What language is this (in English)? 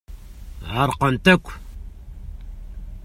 Kabyle